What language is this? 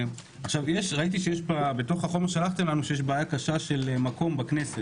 Hebrew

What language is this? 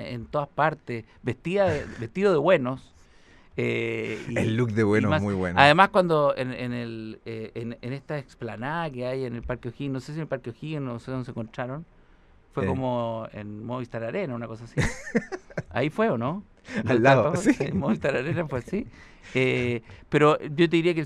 Spanish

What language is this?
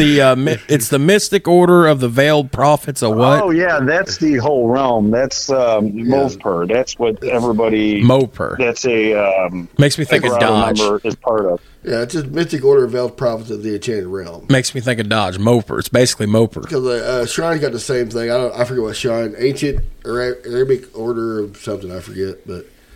English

